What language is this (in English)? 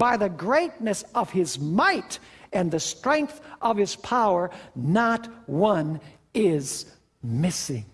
English